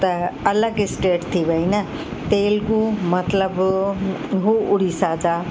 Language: Sindhi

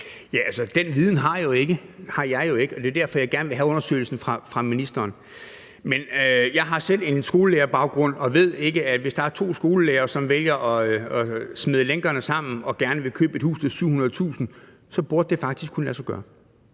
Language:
Danish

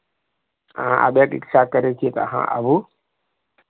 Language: Maithili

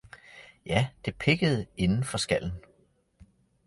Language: Danish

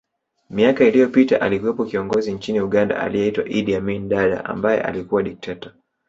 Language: Swahili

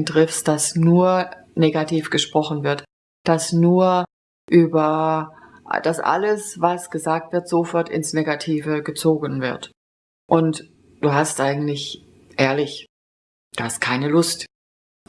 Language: German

